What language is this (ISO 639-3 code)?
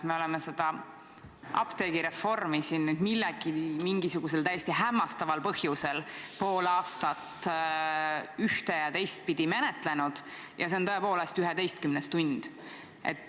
est